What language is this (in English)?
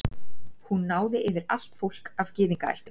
Icelandic